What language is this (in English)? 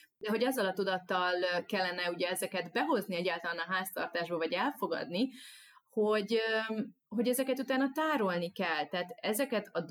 Hungarian